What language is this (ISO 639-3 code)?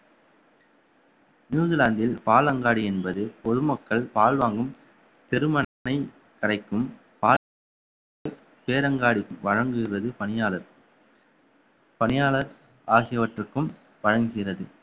tam